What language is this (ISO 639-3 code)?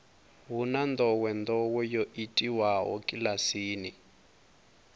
ven